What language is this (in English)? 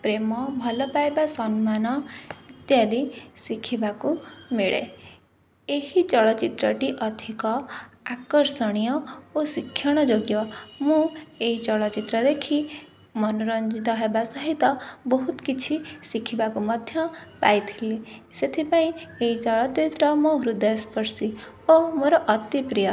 Odia